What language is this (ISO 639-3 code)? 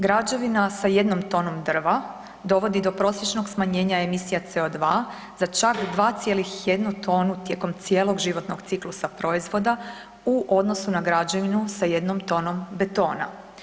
hrv